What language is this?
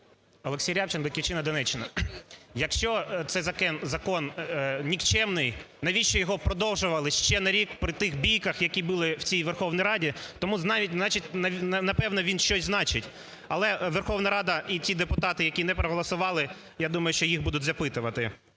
Ukrainian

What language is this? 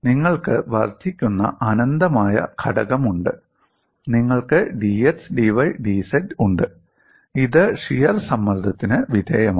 Malayalam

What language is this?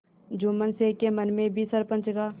Hindi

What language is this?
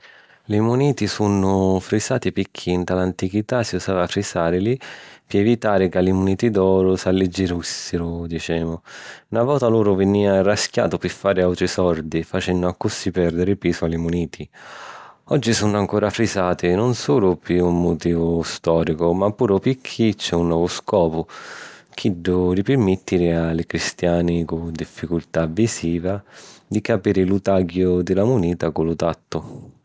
Sicilian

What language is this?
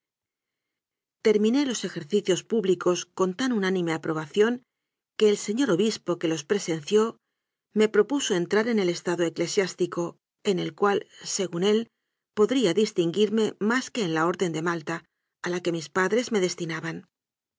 Spanish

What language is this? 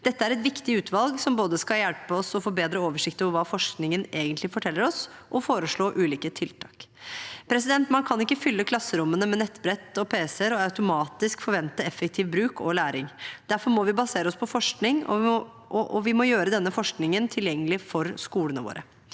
Norwegian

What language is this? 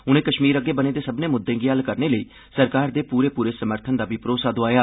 Dogri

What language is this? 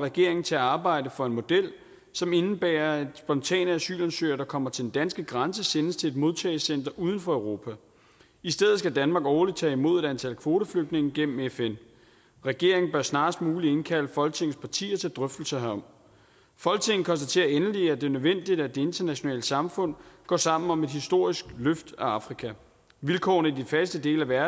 Danish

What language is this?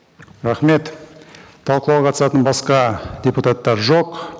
Kazakh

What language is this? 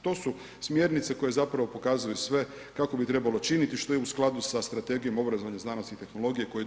Croatian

